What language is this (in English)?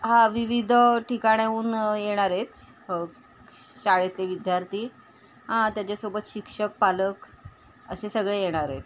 Marathi